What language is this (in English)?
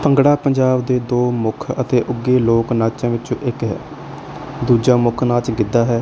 Punjabi